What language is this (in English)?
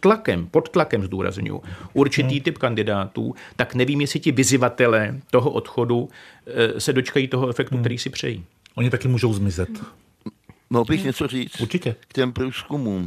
Czech